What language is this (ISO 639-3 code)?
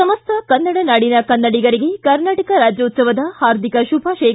kan